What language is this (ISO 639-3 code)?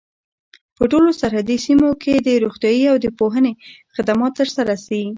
pus